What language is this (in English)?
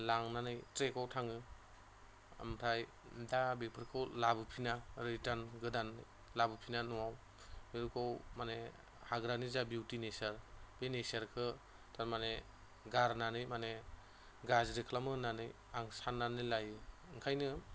Bodo